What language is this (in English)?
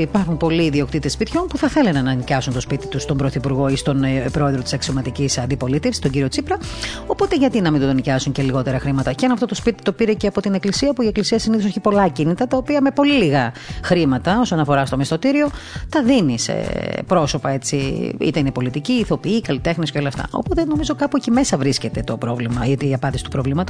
Greek